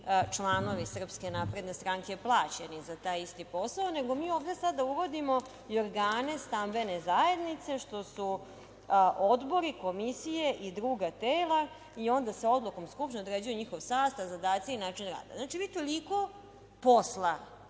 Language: Serbian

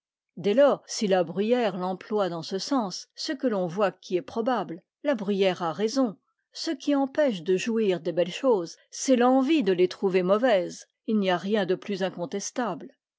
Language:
French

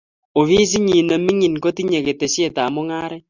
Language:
Kalenjin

